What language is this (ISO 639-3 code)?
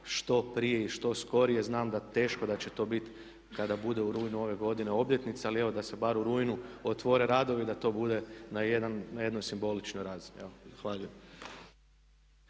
hrv